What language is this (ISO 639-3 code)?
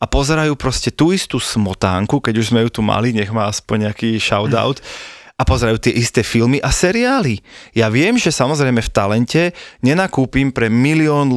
slk